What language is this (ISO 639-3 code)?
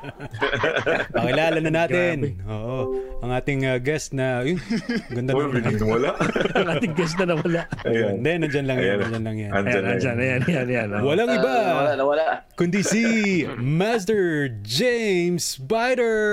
fil